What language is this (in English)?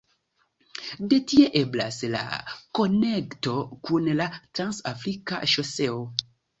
Esperanto